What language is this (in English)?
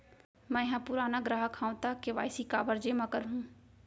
Chhattisgarhi